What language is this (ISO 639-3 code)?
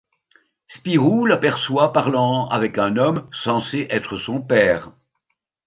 fra